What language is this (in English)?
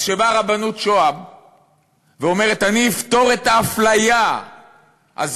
Hebrew